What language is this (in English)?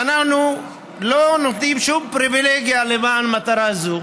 Hebrew